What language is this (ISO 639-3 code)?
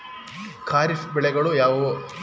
kan